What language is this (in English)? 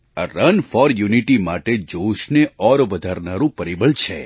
Gujarati